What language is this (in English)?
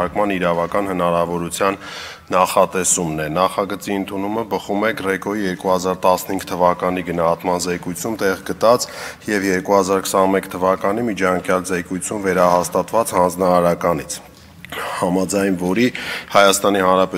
Russian